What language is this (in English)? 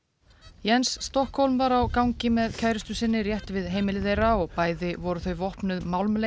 Icelandic